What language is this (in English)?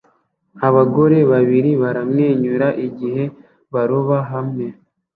Kinyarwanda